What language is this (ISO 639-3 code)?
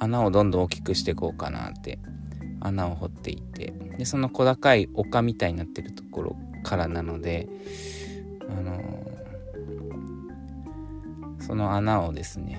jpn